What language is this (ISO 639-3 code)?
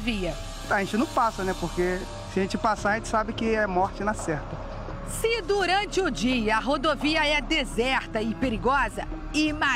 por